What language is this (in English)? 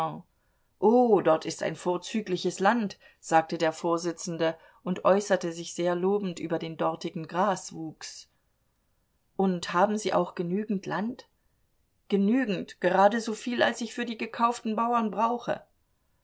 German